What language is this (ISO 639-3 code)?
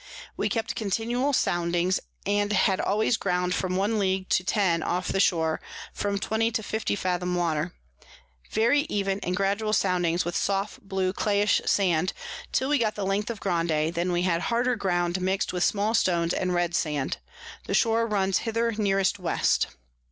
eng